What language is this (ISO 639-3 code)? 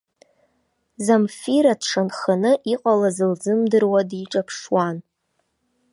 abk